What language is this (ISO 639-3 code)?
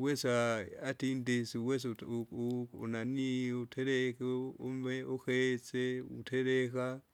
zga